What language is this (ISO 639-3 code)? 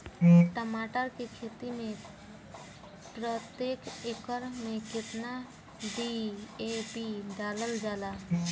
bho